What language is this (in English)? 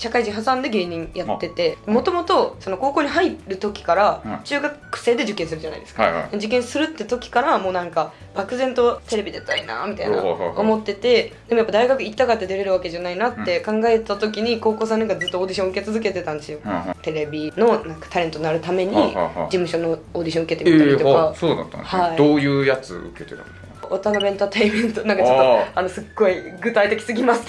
Japanese